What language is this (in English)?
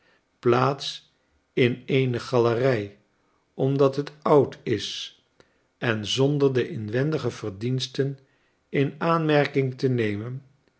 Dutch